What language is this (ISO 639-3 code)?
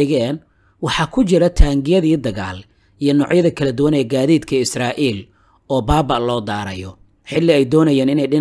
ara